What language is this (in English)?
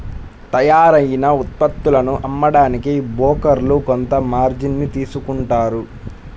Telugu